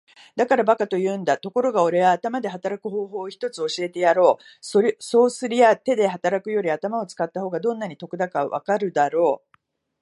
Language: Japanese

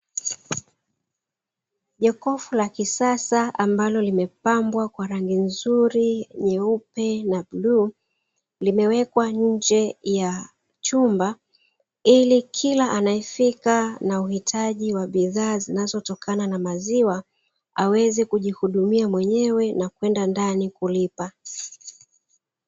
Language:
Swahili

